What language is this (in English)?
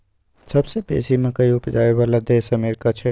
Maithili